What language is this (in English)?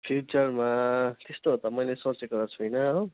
Nepali